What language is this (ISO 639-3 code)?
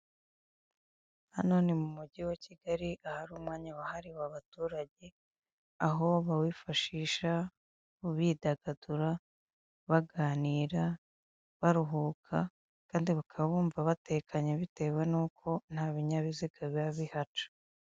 kin